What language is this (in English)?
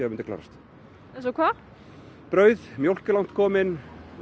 Icelandic